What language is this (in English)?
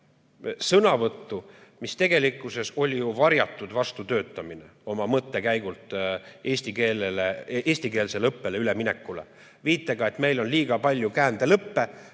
Estonian